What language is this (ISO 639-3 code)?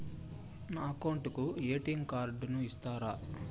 tel